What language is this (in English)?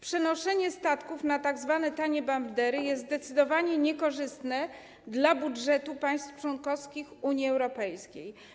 Polish